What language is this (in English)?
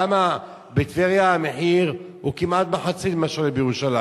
Hebrew